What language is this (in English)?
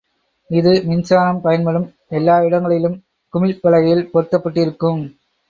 Tamil